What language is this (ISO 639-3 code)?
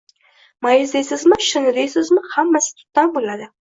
uzb